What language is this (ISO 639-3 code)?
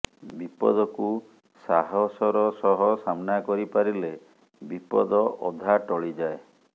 ori